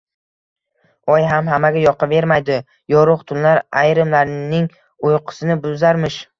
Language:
Uzbek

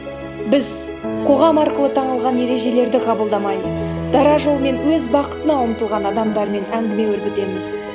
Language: Kazakh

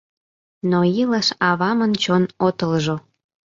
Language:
Mari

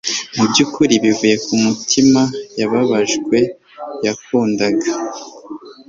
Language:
Kinyarwanda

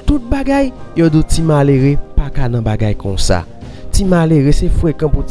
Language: French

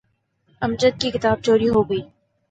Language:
Urdu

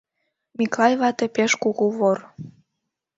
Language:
Mari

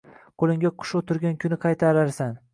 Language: Uzbek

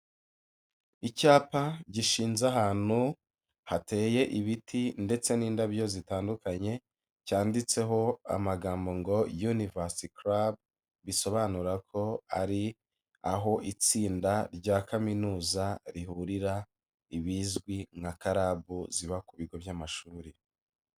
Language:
Kinyarwanda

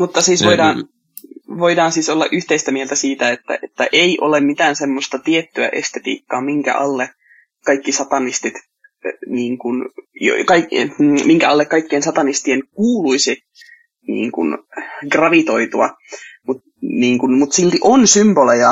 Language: Finnish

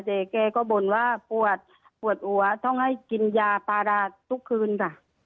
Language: Thai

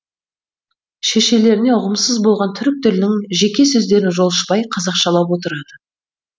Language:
Kazakh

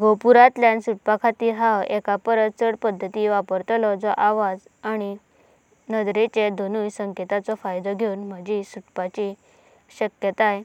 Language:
Konkani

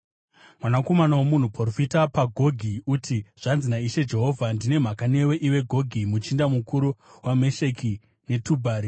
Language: Shona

